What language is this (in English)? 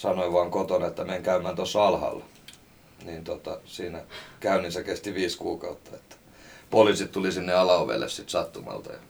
Finnish